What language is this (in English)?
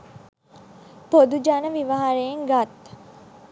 Sinhala